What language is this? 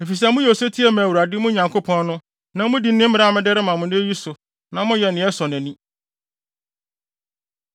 Akan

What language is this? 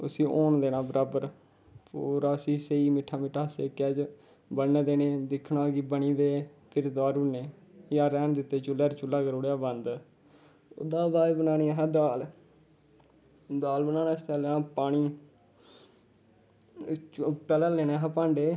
Dogri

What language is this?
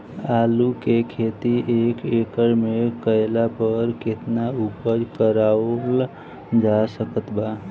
Bhojpuri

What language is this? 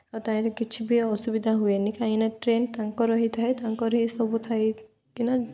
Odia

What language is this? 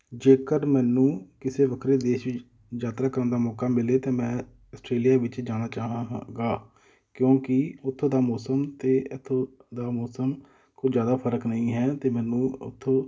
Punjabi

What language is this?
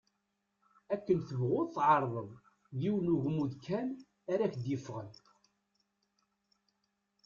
Kabyle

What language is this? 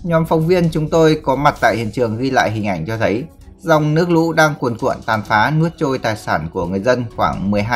Vietnamese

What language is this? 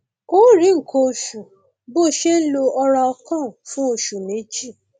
Yoruba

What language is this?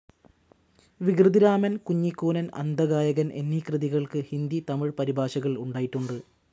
Malayalam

